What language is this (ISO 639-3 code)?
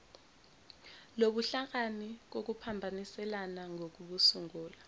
zul